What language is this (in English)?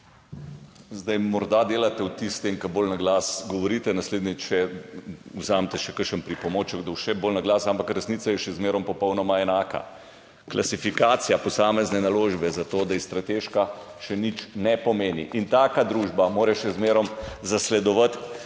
Slovenian